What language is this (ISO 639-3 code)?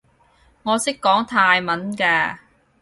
yue